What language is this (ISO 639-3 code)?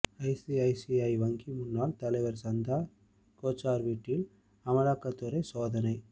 tam